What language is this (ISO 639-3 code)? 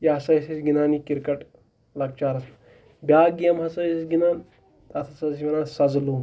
kas